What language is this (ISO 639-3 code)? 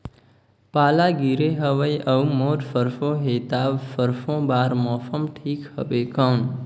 hne